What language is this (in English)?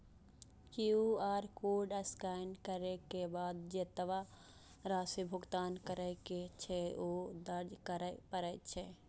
Maithili